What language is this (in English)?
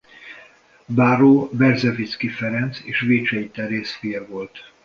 Hungarian